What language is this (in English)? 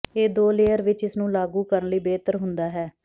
Punjabi